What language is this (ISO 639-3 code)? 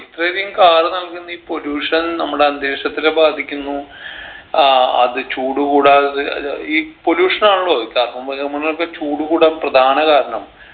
mal